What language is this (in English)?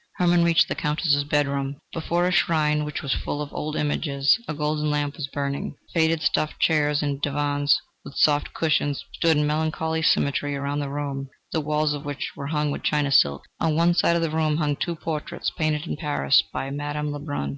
English